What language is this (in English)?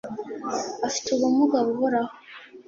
Kinyarwanda